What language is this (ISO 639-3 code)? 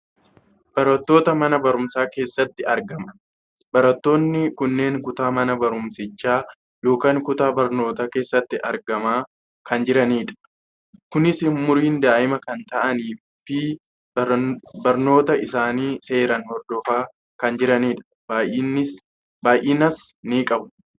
orm